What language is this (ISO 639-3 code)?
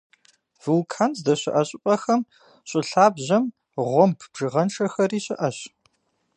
kbd